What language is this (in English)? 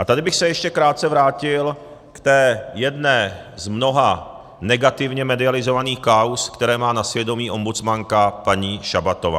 Czech